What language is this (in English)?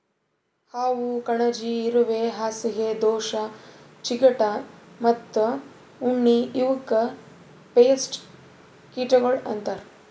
Kannada